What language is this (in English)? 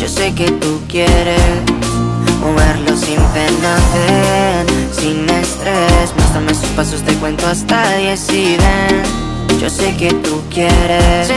Turkish